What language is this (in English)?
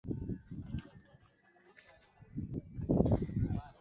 Swahili